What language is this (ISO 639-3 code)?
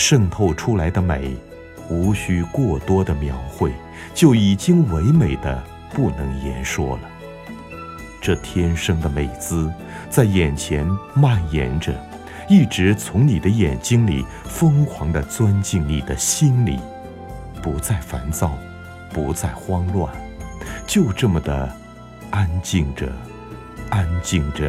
zho